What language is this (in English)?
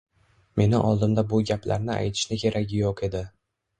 Uzbek